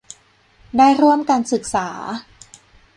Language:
Thai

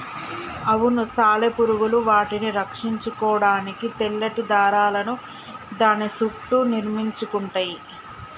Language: Telugu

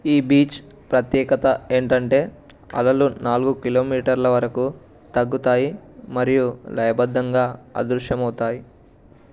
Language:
Telugu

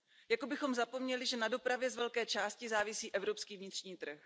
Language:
Czech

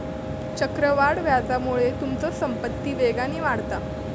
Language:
Marathi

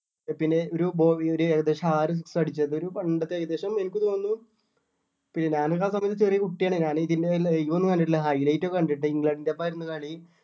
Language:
Malayalam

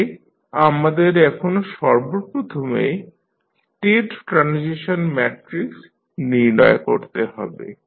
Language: Bangla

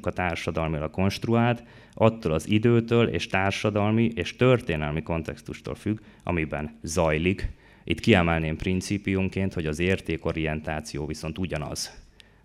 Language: Hungarian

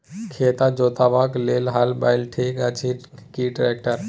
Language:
Maithili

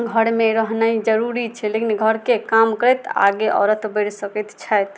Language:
Maithili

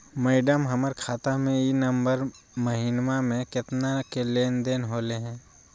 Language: Magahi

